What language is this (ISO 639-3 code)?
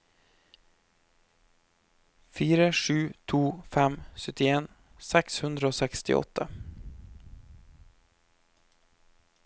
nor